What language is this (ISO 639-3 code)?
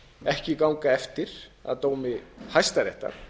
isl